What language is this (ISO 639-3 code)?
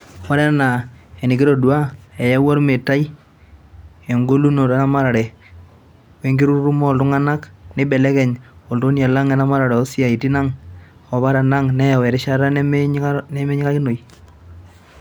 mas